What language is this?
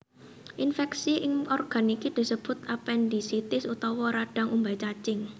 Javanese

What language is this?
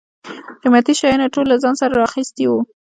Pashto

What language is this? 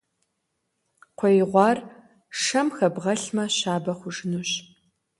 Kabardian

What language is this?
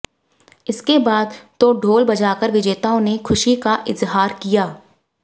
Hindi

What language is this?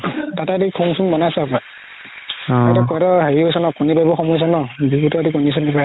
Assamese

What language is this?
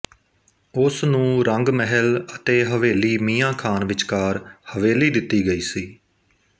Punjabi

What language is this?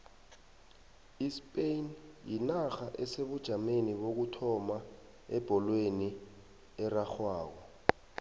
South Ndebele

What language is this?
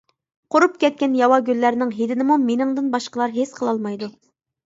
Uyghur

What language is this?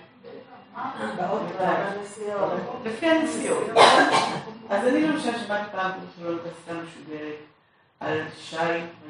Hebrew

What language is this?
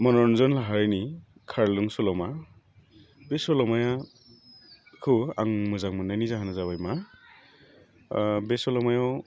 Bodo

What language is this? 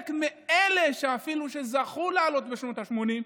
Hebrew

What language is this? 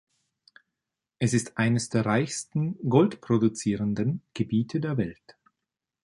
German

